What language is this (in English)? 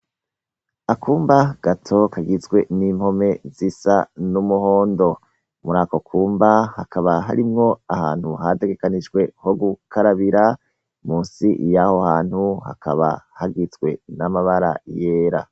Rundi